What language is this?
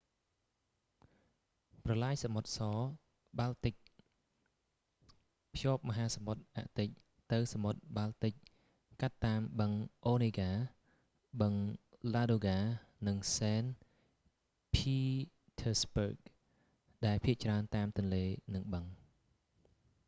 Khmer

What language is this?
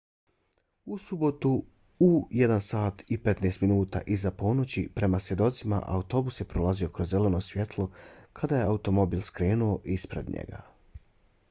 Bosnian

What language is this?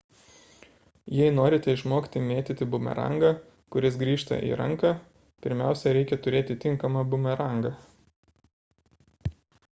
Lithuanian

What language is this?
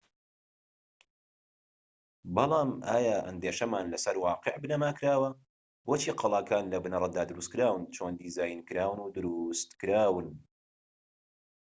Central Kurdish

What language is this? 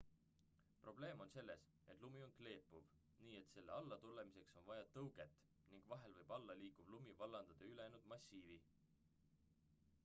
Estonian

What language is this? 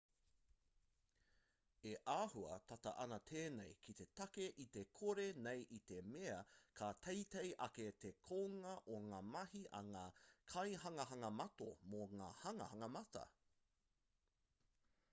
Māori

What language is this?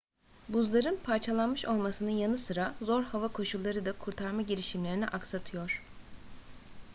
Turkish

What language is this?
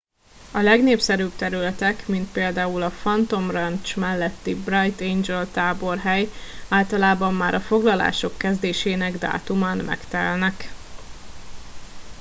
Hungarian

